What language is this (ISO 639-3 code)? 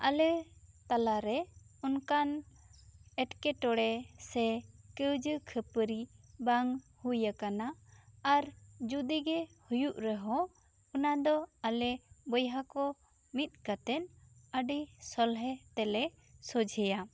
sat